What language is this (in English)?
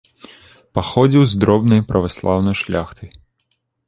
Belarusian